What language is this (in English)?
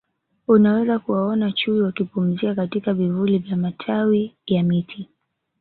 Swahili